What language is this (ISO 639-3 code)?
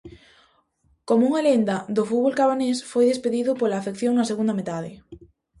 glg